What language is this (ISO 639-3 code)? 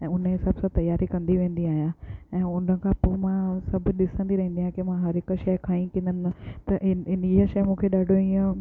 snd